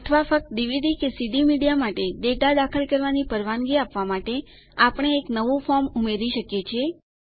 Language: Gujarati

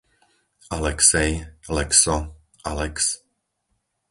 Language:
Slovak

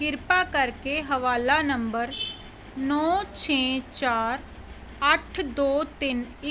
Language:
Punjabi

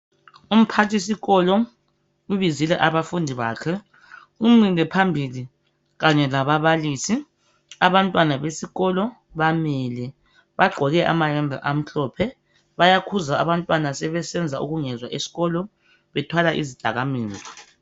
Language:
North Ndebele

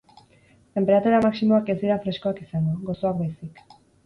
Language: Basque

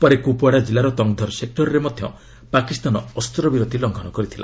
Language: Odia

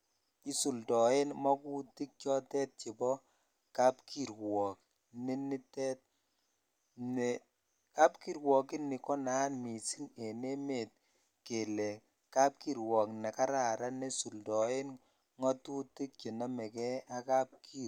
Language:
Kalenjin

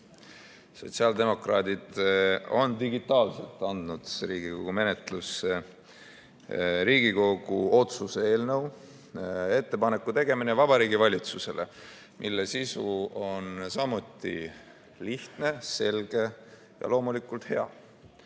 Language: Estonian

